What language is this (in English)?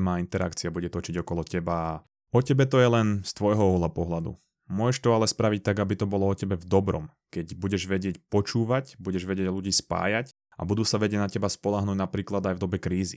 Slovak